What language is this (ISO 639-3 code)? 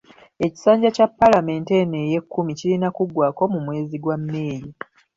lug